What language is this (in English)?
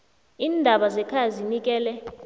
South Ndebele